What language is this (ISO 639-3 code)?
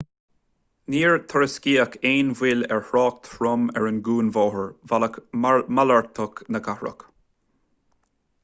gle